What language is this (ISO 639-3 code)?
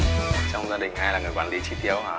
vie